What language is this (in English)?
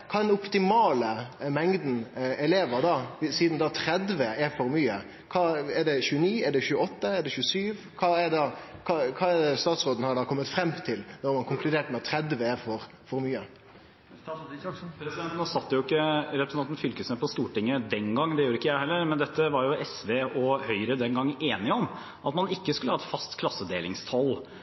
Norwegian